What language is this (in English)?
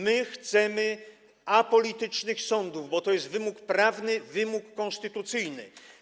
Polish